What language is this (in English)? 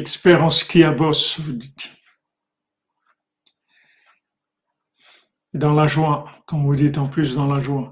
French